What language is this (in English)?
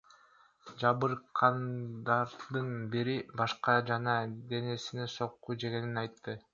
Kyrgyz